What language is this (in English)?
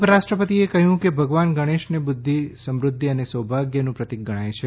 Gujarati